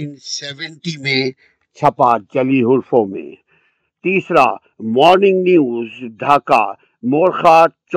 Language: Urdu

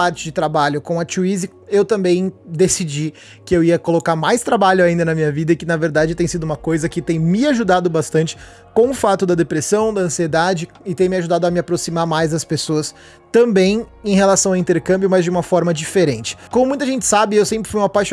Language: Portuguese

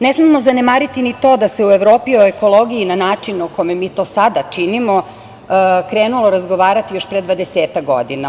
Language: Serbian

